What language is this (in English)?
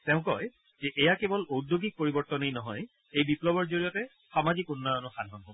Assamese